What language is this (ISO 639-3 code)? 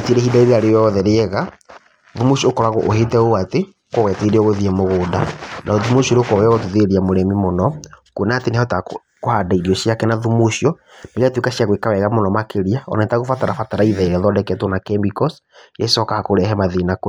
kik